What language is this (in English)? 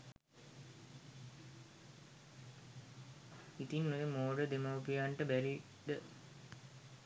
Sinhala